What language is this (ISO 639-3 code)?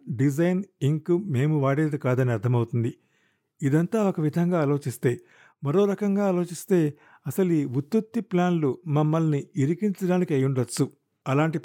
tel